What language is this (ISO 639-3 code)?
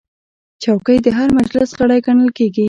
pus